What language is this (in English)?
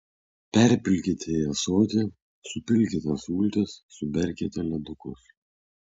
Lithuanian